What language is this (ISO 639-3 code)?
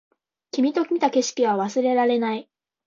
jpn